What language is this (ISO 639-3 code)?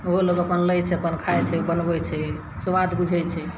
mai